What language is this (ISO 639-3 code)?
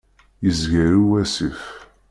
kab